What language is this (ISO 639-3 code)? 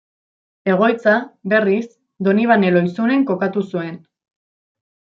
eus